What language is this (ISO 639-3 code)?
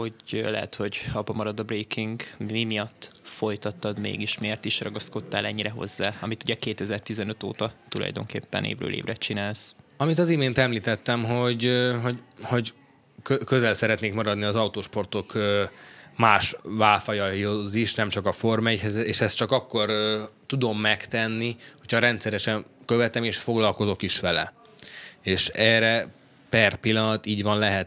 hun